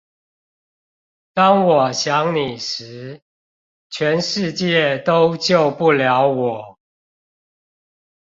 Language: Chinese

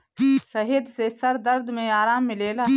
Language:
Bhojpuri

